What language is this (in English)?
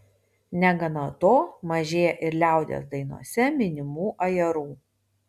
Lithuanian